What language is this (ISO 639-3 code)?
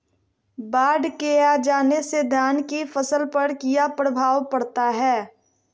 mag